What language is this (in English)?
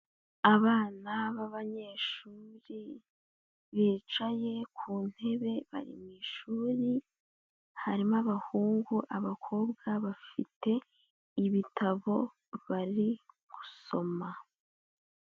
Kinyarwanda